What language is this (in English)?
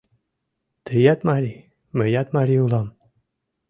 Mari